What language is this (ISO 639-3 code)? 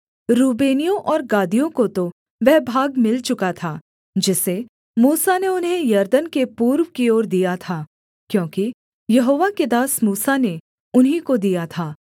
hin